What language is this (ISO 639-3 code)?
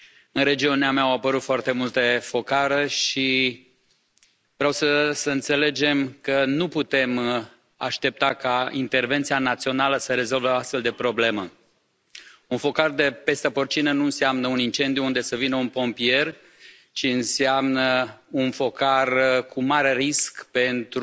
ron